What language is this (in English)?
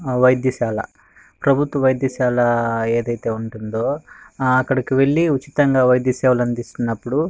Telugu